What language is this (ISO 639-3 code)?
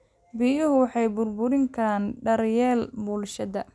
som